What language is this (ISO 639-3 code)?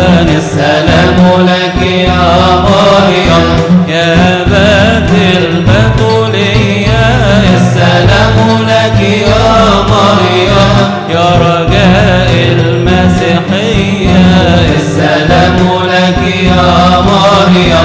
ara